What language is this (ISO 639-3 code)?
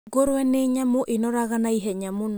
kik